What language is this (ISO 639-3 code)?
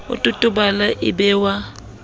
sot